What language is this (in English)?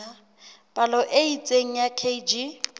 Southern Sotho